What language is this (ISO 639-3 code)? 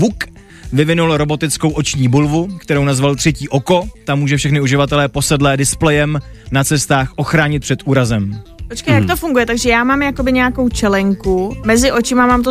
ces